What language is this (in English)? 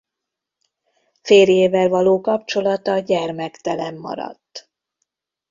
Hungarian